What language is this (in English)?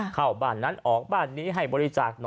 Thai